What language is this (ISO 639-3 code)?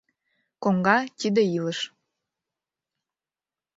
chm